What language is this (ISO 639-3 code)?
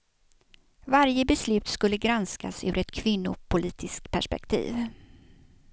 swe